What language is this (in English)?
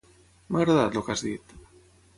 Catalan